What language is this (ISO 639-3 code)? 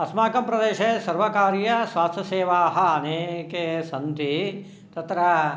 san